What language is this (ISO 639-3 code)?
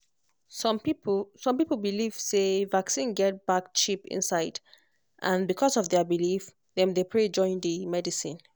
pcm